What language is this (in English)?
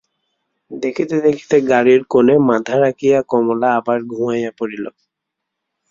Bangla